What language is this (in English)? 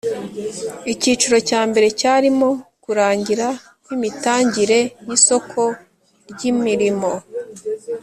Kinyarwanda